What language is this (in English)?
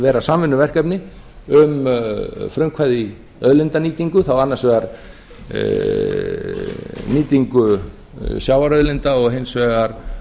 Icelandic